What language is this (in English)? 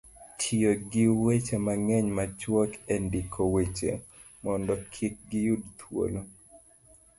Luo (Kenya and Tanzania)